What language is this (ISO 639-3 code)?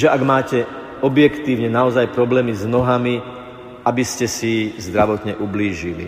slk